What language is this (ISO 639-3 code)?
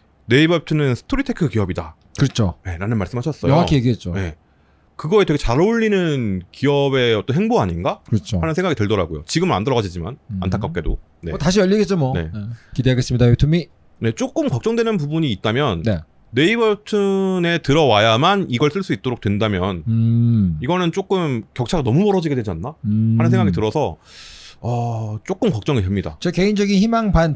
kor